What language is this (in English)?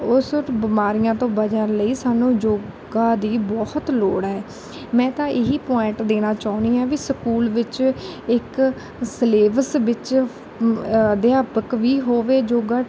Punjabi